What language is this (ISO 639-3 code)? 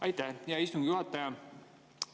est